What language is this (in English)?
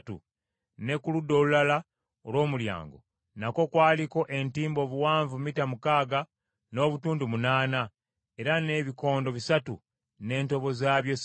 Ganda